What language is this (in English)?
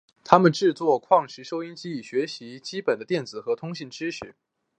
Chinese